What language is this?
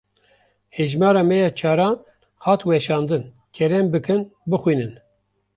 Kurdish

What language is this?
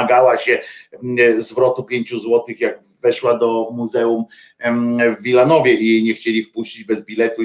Polish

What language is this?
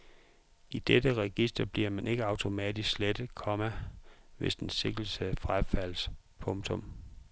Danish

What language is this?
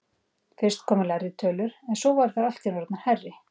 Icelandic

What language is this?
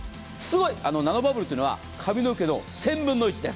Japanese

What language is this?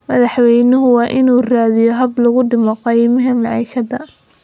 Somali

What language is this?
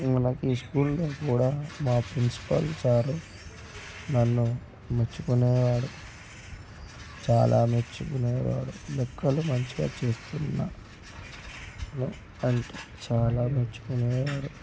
Telugu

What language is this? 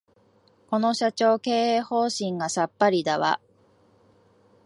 Japanese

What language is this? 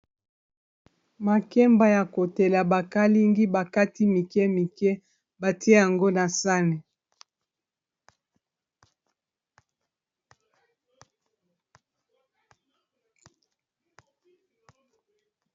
Lingala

